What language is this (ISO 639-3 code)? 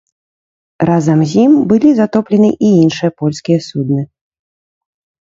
bel